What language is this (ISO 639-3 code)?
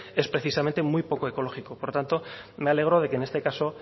spa